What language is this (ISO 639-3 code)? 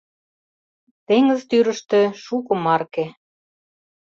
chm